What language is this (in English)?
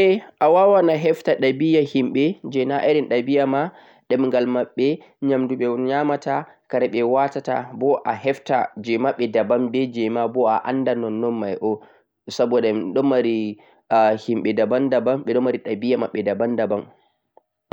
Central-Eastern Niger Fulfulde